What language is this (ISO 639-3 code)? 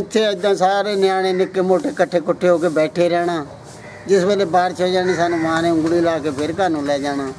pan